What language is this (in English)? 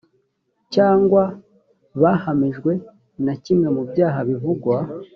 Kinyarwanda